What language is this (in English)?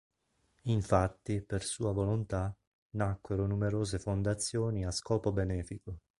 Italian